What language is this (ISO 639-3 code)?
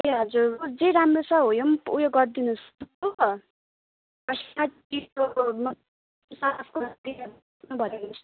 nep